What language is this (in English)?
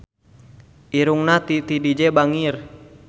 Sundanese